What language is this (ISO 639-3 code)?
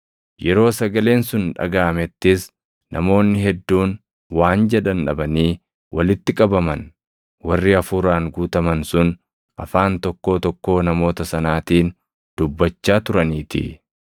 orm